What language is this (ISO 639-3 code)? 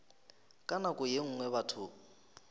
nso